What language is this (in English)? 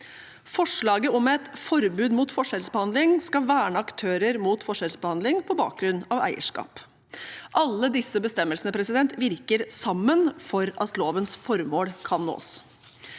Norwegian